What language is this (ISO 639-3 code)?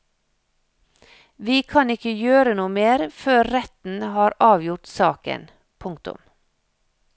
nor